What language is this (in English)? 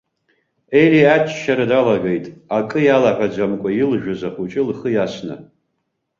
Abkhazian